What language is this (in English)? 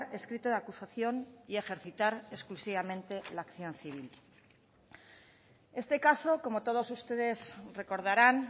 Spanish